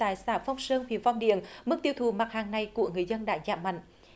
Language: Vietnamese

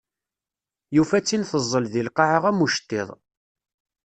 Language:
Kabyle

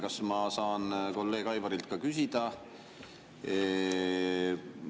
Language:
Estonian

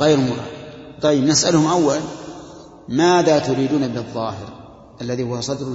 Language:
Arabic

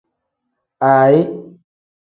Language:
Tem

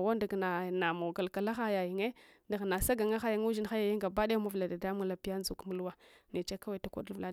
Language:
Hwana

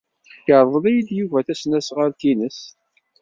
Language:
Kabyle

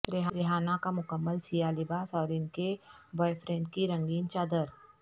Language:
Urdu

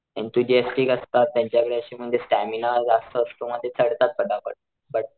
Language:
Marathi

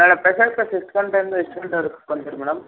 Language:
Kannada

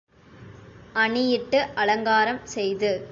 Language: Tamil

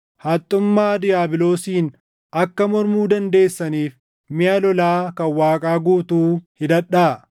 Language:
Oromo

